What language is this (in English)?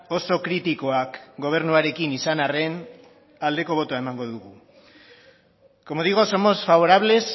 Basque